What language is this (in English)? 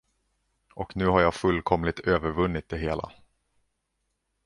Swedish